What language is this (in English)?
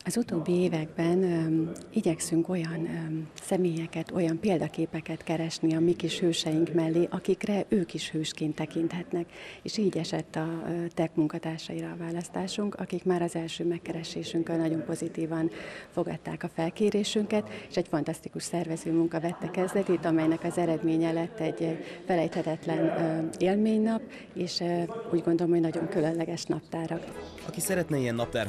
Hungarian